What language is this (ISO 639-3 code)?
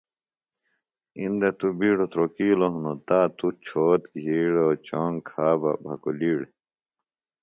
phl